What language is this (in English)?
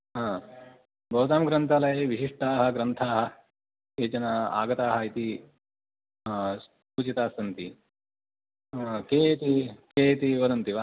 Sanskrit